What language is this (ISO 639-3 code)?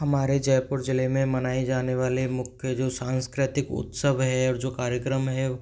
hin